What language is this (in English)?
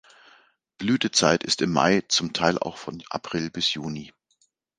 German